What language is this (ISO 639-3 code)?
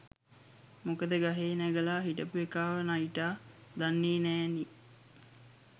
sin